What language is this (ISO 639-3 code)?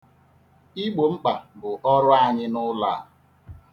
ibo